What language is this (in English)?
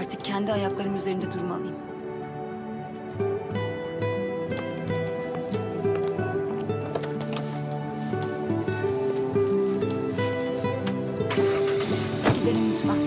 Turkish